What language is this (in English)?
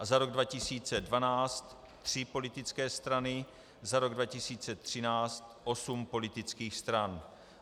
Czech